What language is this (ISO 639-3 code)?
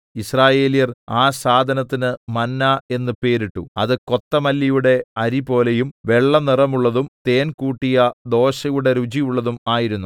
mal